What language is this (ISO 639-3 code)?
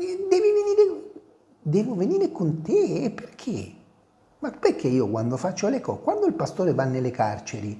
ita